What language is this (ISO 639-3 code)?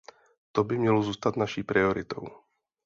ces